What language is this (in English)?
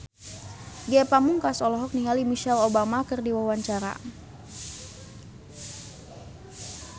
Sundanese